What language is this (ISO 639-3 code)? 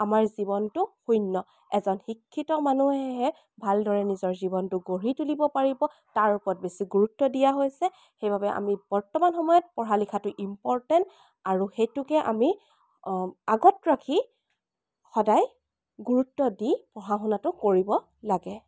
asm